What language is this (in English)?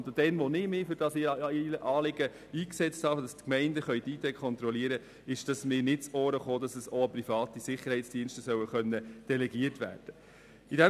Swiss German